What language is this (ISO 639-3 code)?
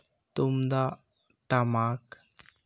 sat